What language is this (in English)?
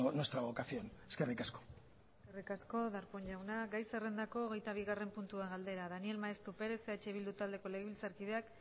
Basque